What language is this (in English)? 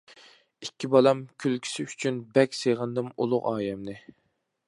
Uyghur